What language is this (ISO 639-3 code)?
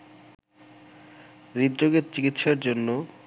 ben